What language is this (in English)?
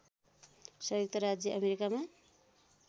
Nepali